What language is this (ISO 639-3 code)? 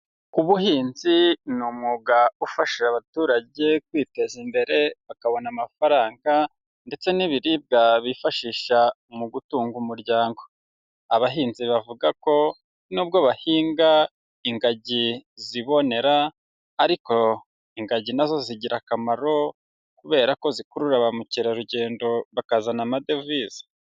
kin